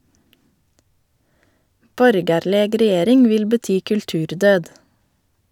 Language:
Norwegian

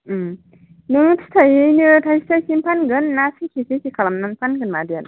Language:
Bodo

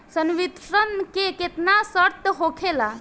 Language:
Bhojpuri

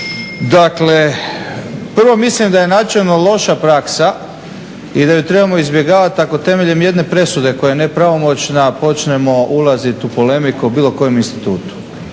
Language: Croatian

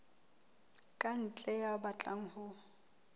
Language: Southern Sotho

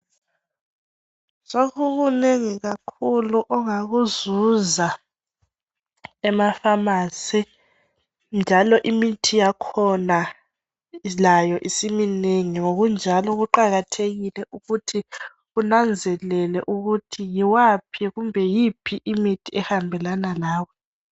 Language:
North Ndebele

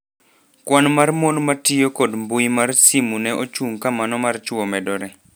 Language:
Luo (Kenya and Tanzania)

